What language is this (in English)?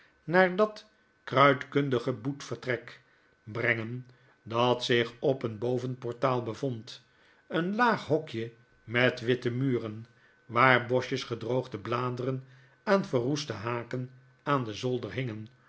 Dutch